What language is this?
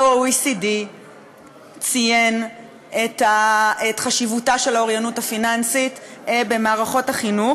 Hebrew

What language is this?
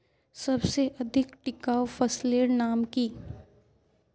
Magahi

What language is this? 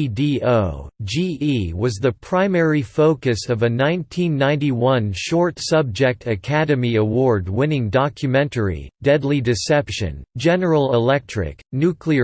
English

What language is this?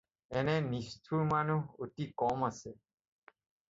Assamese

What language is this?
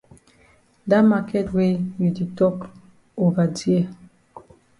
Cameroon Pidgin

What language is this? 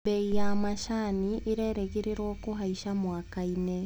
Kikuyu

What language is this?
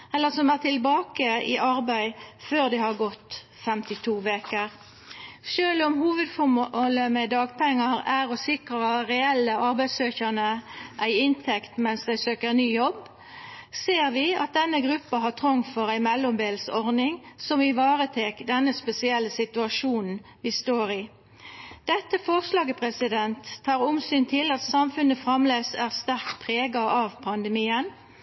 Norwegian Nynorsk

